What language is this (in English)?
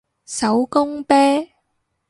Cantonese